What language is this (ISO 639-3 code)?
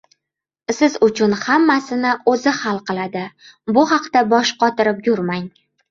uzb